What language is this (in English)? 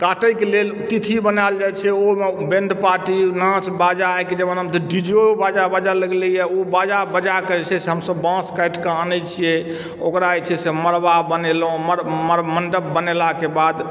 Maithili